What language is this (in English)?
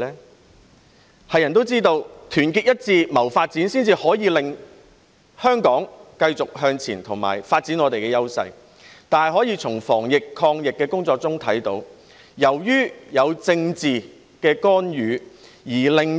Cantonese